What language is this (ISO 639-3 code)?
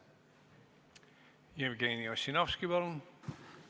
est